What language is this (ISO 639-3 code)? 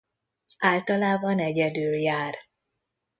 hun